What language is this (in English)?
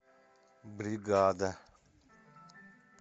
Russian